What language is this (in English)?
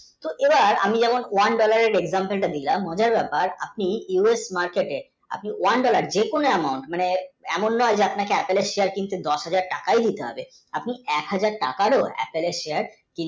Bangla